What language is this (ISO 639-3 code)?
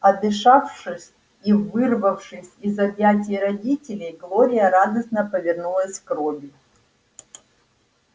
rus